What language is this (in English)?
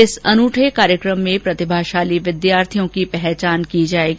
Hindi